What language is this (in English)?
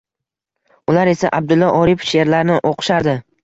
Uzbek